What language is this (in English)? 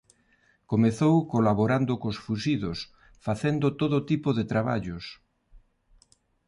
Galician